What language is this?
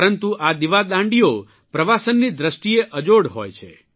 Gujarati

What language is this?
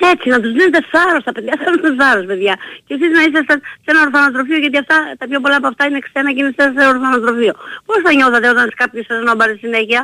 Greek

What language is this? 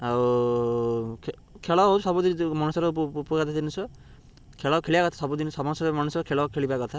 Odia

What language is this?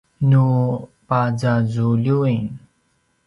Paiwan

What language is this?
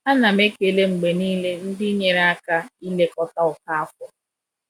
Igbo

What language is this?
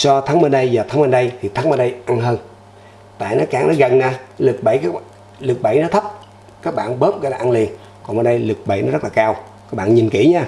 Vietnamese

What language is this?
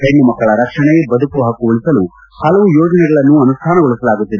Kannada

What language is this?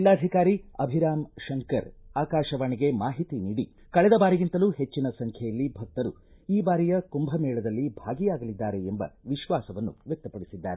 Kannada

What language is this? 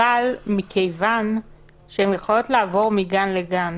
Hebrew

